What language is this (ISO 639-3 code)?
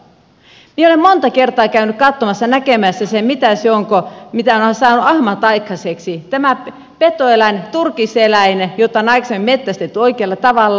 fin